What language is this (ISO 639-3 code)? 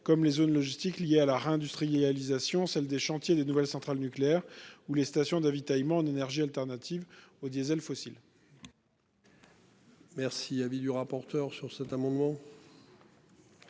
fra